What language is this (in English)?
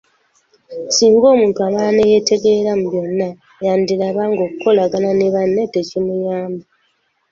Ganda